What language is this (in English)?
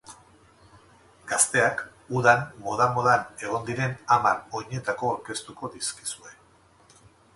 Basque